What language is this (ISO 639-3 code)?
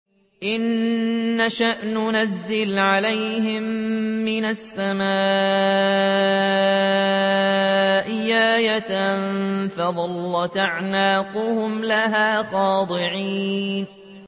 ara